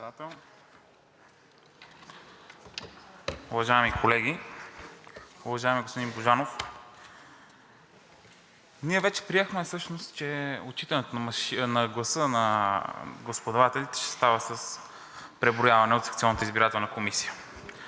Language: Bulgarian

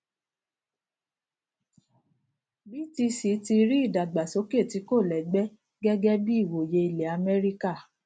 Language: Yoruba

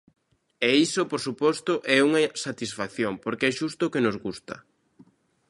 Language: Galician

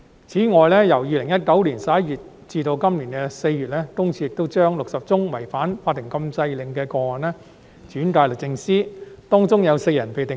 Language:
Cantonese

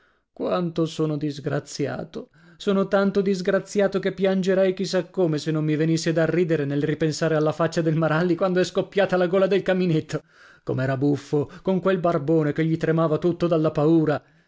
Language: Italian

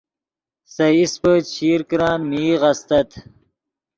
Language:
Yidgha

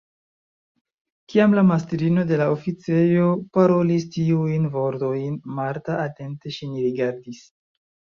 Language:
Esperanto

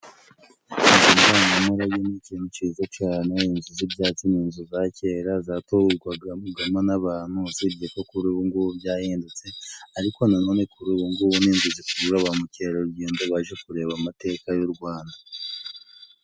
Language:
Kinyarwanda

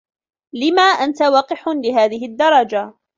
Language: Arabic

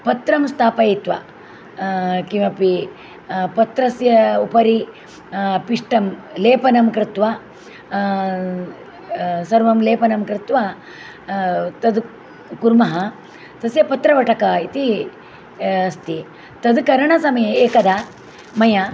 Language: Sanskrit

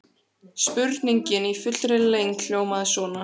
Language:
Icelandic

